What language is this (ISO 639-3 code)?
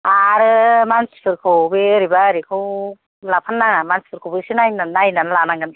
brx